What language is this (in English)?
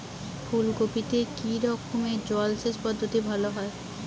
Bangla